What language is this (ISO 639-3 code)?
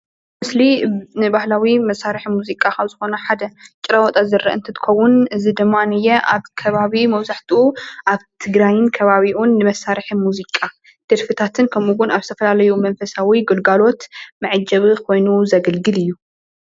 tir